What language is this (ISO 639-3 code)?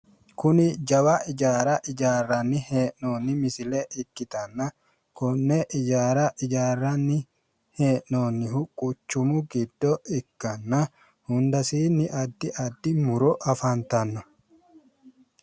sid